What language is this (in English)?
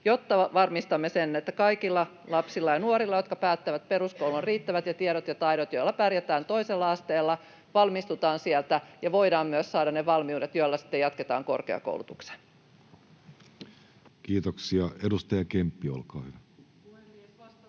Finnish